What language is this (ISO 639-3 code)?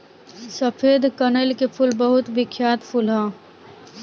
bho